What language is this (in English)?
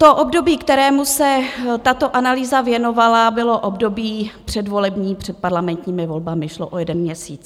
Czech